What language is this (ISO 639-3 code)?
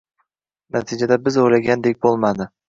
uzb